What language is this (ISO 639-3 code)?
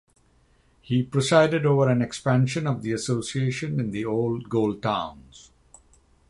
eng